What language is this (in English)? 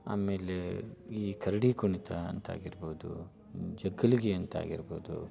Kannada